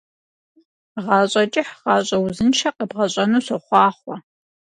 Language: Kabardian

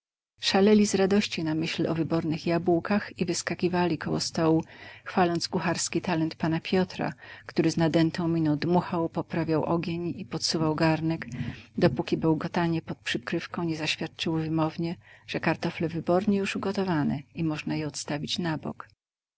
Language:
Polish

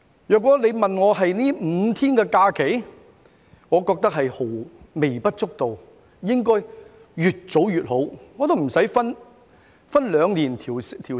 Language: Cantonese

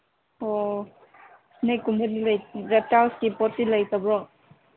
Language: Manipuri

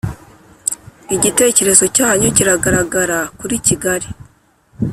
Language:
Kinyarwanda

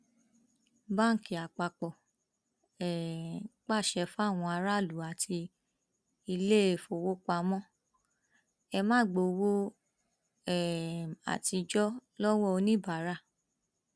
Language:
Yoruba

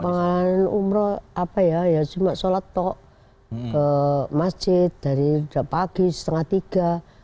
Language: Indonesian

